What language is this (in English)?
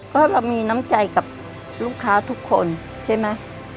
Thai